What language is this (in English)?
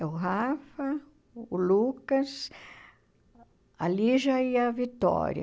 Portuguese